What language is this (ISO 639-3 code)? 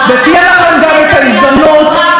heb